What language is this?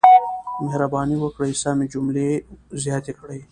Pashto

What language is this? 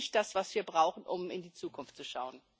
German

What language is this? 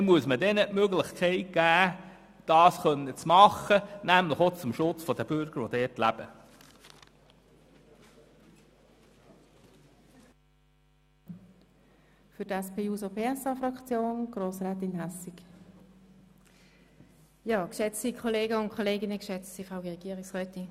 Swiss German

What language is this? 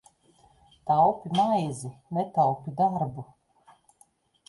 Latvian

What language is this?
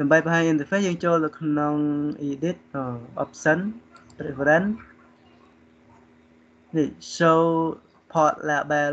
Vietnamese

